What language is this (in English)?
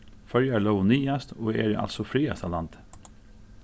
Faroese